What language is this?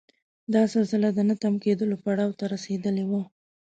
Pashto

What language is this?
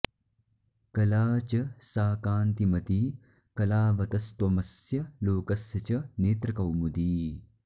Sanskrit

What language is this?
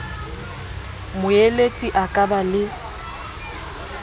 Southern Sotho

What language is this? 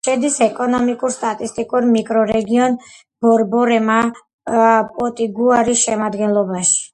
Georgian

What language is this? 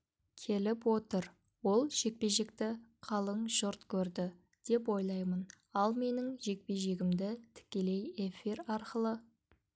Kazakh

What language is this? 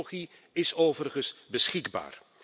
Dutch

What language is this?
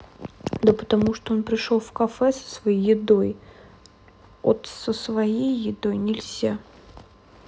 Russian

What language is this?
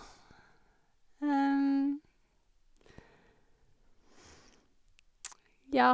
Norwegian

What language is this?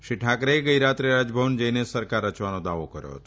Gujarati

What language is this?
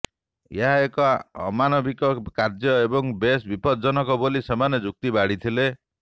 Odia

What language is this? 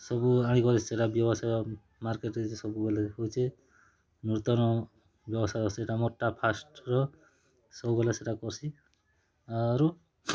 Odia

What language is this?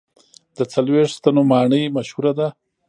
Pashto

